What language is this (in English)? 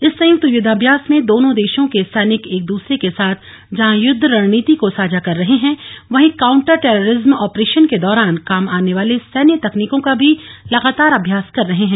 Hindi